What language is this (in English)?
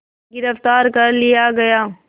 Hindi